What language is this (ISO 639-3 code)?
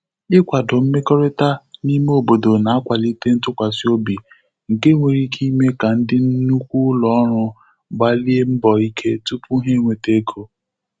ibo